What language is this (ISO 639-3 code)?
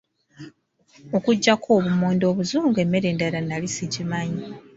lug